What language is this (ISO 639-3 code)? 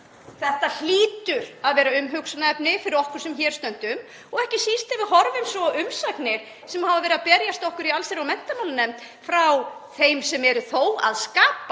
isl